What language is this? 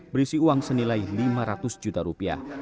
Indonesian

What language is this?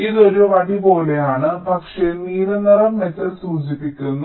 Malayalam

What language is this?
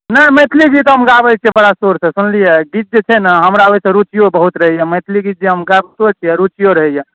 Maithili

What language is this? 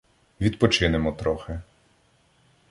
Ukrainian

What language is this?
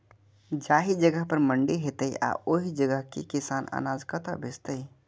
Maithili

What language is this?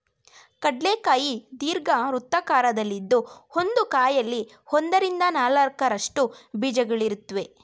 Kannada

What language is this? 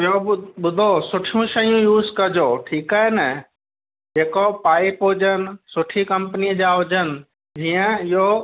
Sindhi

